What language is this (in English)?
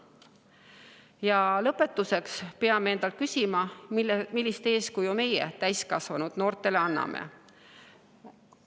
Estonian